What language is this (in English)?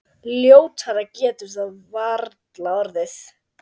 Icelandic